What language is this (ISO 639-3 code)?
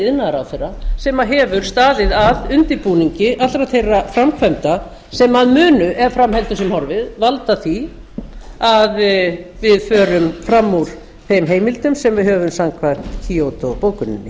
isl